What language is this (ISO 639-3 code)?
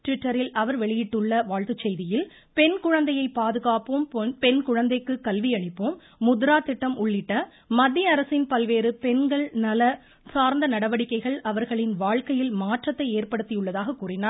tam